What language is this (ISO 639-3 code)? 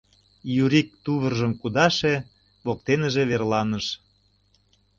chm